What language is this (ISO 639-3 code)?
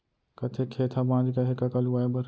hne